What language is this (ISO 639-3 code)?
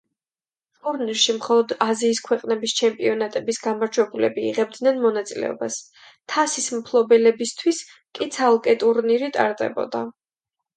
kat